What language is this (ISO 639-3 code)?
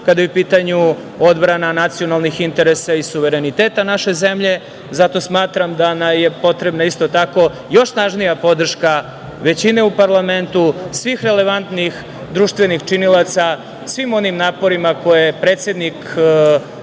srp